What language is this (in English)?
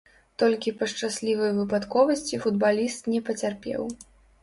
Belarusian